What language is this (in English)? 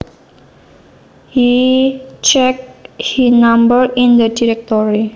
Javanese